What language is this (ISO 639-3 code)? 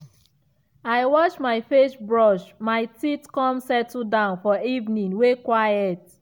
pcm